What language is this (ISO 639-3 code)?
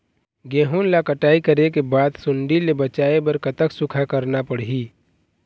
hne